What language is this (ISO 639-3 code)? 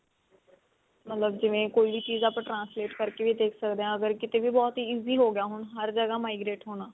pan